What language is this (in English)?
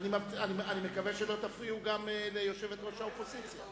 Hebrew